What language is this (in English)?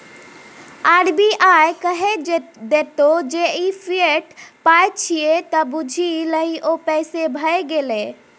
Maithili